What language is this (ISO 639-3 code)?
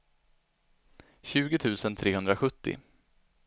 swe